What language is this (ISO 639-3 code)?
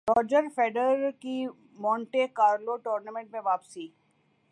urd